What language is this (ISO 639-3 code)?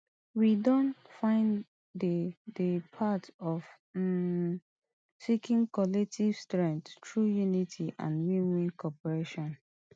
pcm